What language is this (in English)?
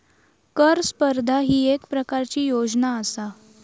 Marathi